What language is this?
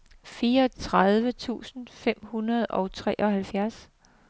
Danish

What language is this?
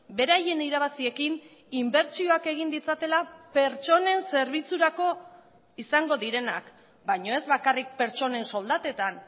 Basque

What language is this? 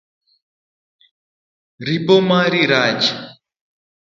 Luo (Kenya and Tanzania)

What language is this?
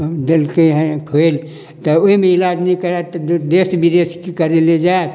Maithili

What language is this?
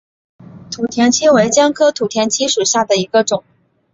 Chinese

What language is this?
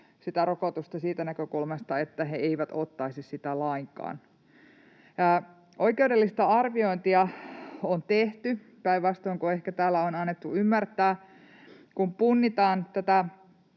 Finnish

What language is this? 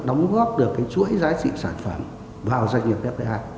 Vietnamese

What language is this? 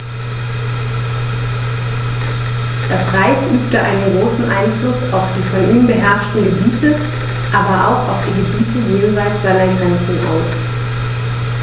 German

